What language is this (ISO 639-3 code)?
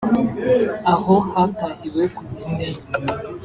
kin